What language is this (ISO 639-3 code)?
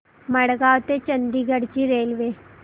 mar